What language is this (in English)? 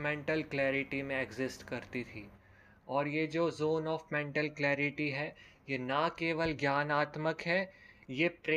Hindi